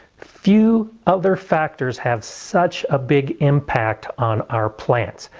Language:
English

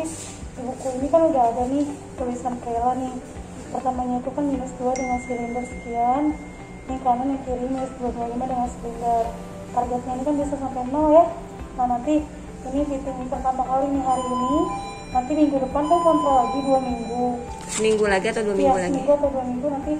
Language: Indonesian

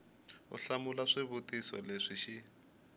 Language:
Tsonga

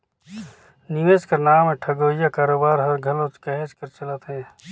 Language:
Chhattisgarhi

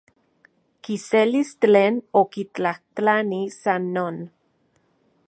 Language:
Central Puebla Nahuatl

